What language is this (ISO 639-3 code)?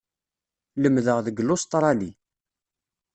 kab